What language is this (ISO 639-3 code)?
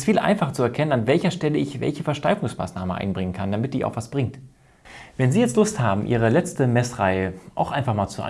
deu